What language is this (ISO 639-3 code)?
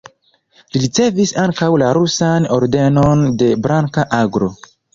epo